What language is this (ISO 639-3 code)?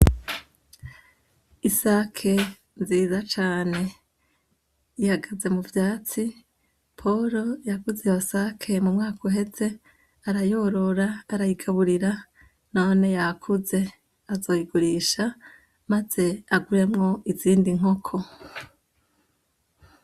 run